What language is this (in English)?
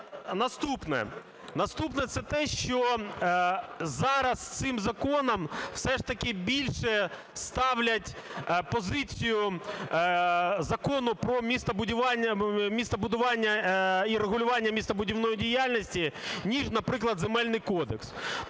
Ukrainian